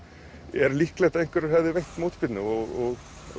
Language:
Icelandic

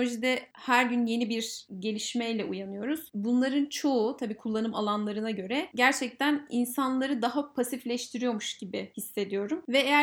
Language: Turkish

